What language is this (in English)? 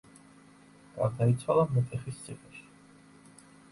Georgian